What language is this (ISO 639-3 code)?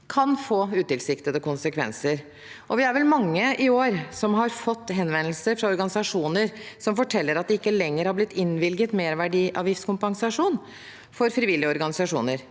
nor